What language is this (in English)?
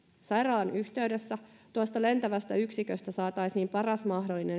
Finnish